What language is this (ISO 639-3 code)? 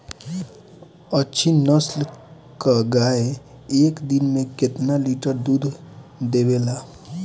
bho